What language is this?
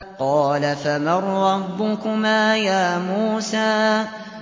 Arabic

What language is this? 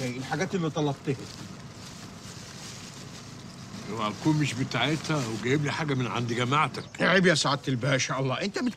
Arabic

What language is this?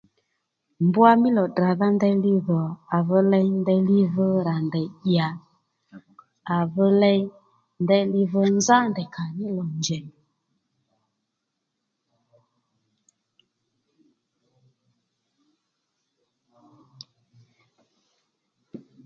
Lendu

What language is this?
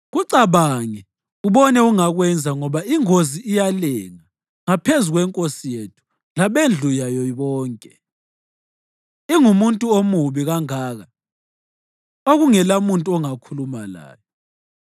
North Ndebele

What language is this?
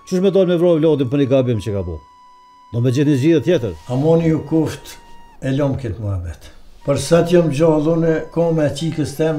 Romanian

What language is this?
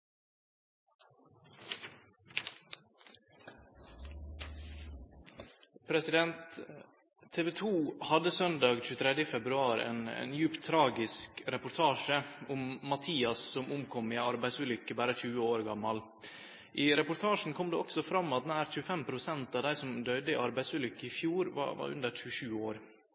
Norwegian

